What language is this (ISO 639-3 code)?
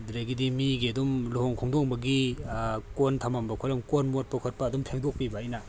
mni